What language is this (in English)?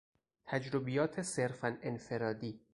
Persian